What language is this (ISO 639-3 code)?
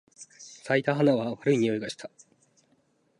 jpn